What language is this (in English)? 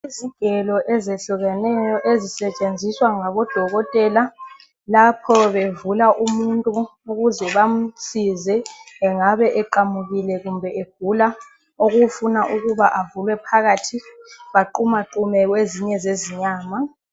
North Ndebele